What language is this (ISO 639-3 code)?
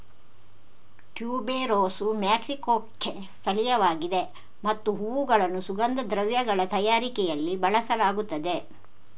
kan